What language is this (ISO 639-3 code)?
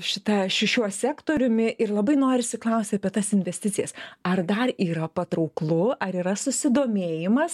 lit